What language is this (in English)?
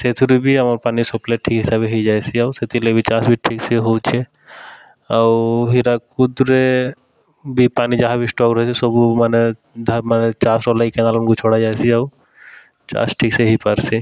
Odia